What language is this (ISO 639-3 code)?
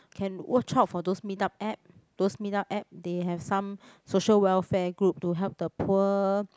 eng